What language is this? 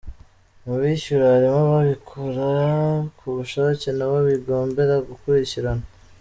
Kinyarwanda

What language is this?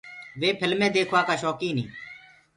Gurgula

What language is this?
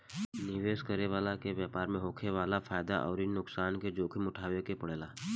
Bhojpuri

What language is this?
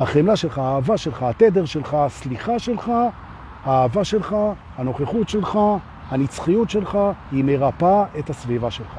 Hebrew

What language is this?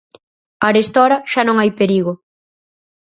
Galician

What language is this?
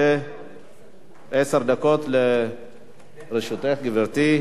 Hebrew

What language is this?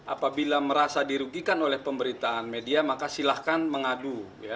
Indonesian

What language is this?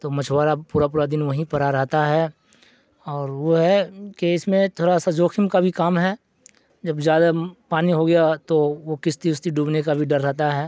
Urdu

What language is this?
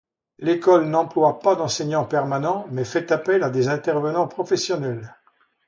French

